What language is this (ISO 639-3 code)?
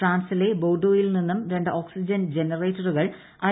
mal